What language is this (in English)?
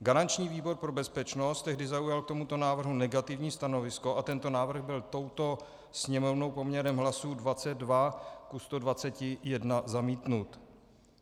Czech